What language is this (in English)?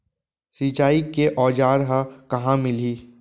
Chhattisgarhi